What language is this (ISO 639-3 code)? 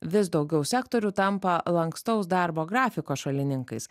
lit